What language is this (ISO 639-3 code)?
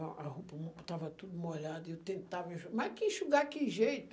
por